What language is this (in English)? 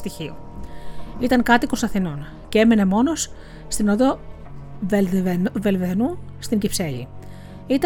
Greek